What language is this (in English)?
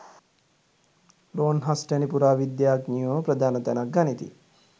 Sinhala